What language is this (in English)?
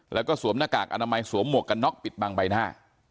Thai